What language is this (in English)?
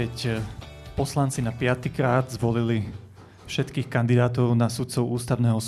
Slovak